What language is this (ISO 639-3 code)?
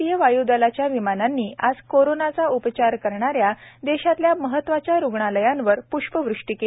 mar